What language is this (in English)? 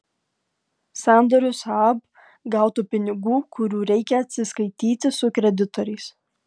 Lithuanian